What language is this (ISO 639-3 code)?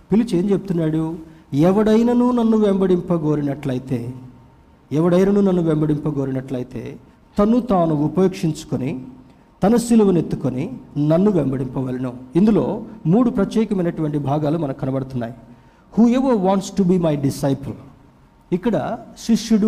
tel